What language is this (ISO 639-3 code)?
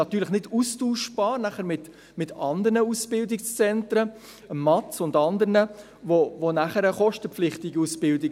gsw